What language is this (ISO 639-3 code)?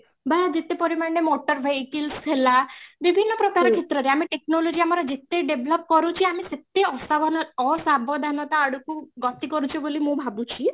ori